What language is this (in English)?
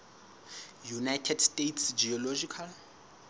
Southern Sotho